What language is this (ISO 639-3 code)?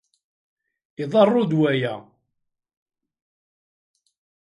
kab